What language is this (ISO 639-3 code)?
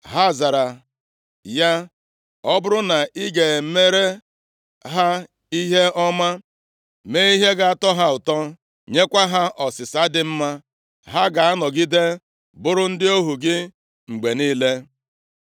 ibo